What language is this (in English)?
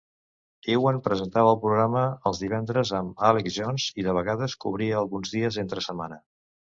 Catalan